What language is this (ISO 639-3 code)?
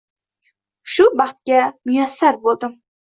uzb